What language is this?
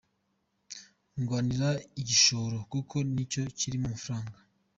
Kinyarwanda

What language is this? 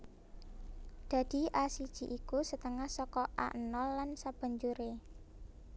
Javanese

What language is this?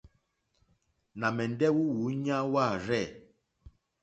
Mokpwe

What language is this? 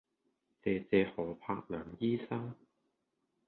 Cantonese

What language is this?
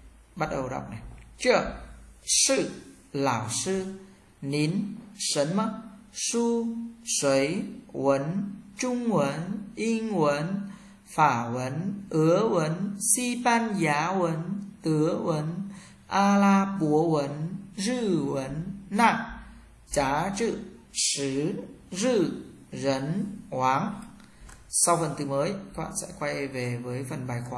Vietnamese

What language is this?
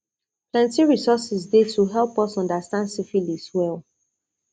Nigerian Pidgin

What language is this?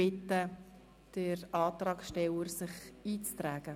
Swiss German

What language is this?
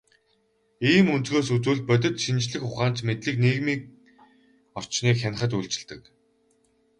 Mongolian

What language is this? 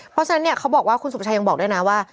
Thai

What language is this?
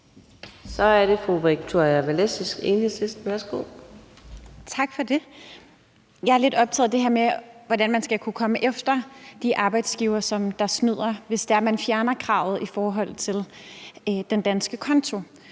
Danish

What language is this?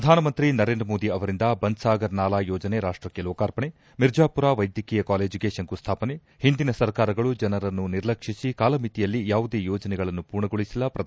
Kannada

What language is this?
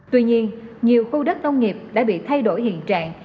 Vietnamese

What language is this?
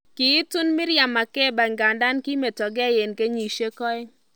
Kalenjin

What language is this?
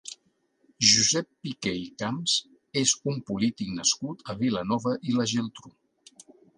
Catalan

